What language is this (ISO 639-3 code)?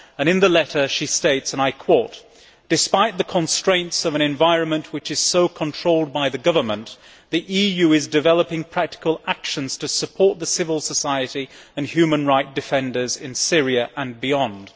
eng